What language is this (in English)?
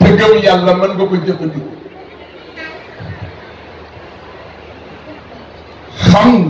Indonesian